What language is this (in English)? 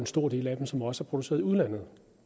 Danish